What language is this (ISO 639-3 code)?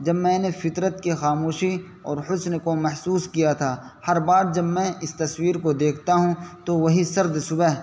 urd